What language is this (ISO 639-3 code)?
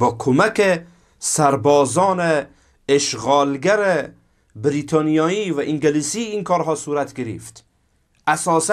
fas